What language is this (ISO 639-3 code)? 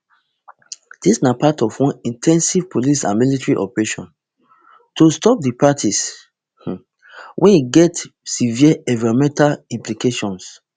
pcm